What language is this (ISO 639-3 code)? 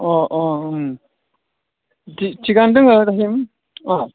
brx